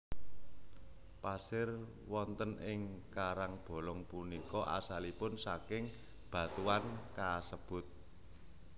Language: Javanese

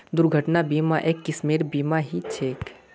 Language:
Magahi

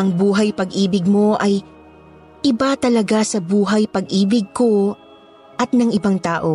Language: Filipino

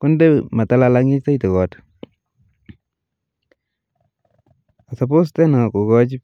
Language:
Kalenjin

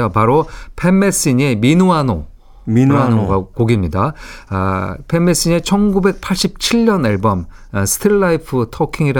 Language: Korean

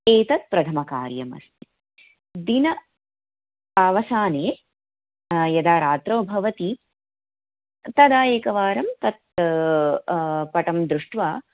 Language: Sanskrit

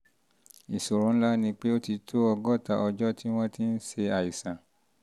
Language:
Yoruba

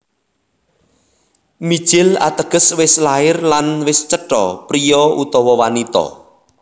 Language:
Javanese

